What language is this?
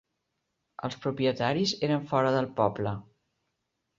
Catalan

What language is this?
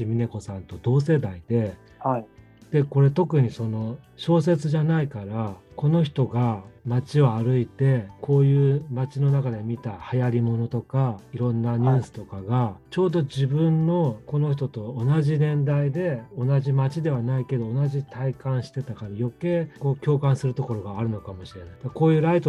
Japanese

